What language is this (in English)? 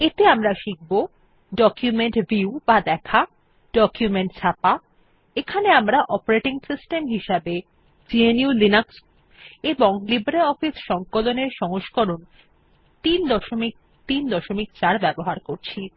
Bangla